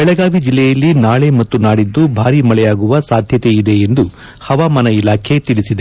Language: Kannada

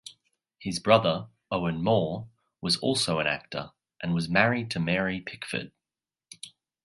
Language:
English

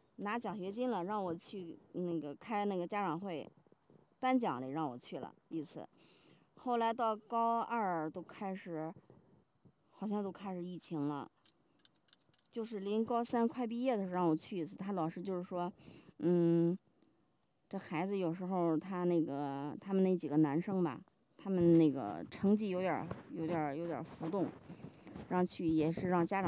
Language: Chinese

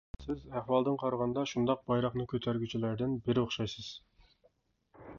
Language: Uyghur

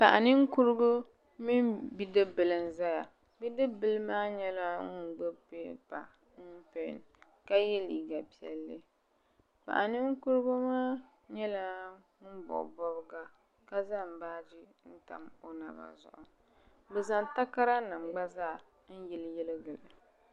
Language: Dagbani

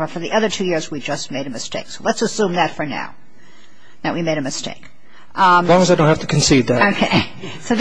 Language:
English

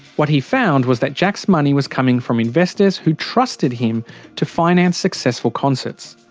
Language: English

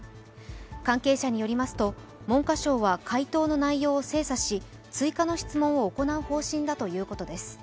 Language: Japanese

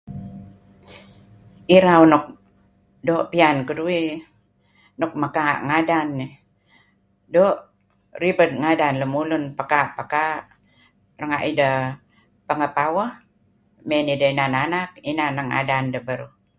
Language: Kelabit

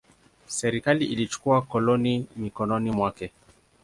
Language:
Swahili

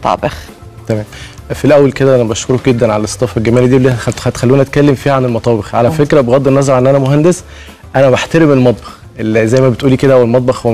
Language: Arabic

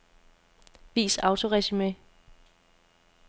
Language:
Danish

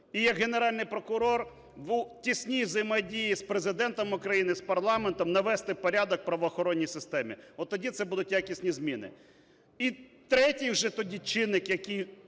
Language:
Ukrainian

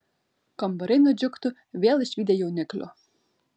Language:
Lithuanian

